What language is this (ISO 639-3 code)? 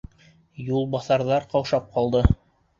bak